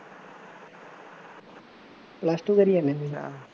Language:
Punjabi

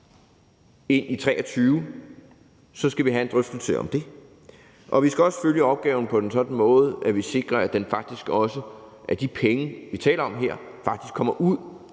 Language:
Danish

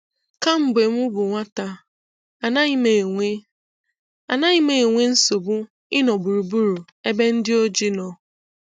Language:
Igbo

